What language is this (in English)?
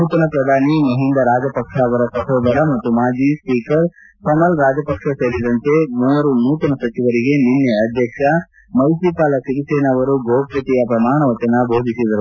Kannada